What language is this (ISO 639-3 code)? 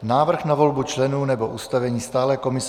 ces